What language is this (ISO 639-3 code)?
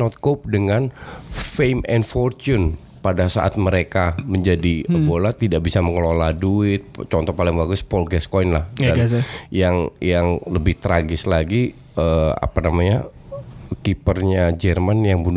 ind